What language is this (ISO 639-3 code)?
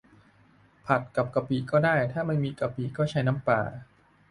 tha